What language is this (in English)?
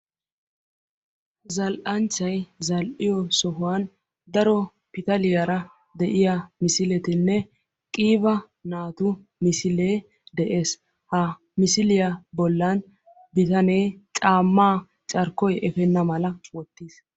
Wolaytta